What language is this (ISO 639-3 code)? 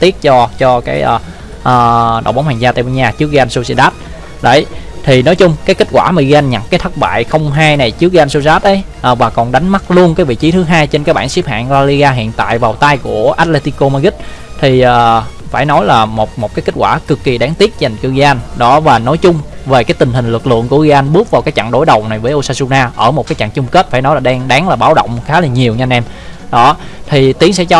vie